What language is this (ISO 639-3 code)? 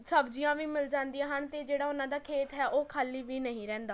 pan